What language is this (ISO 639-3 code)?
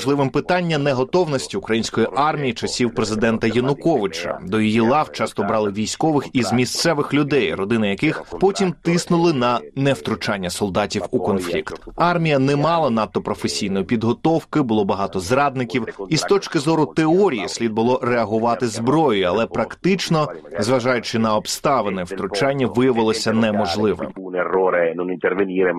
ukr